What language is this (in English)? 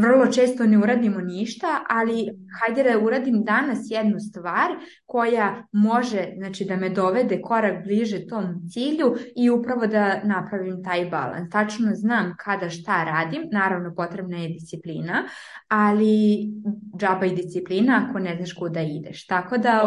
Croatian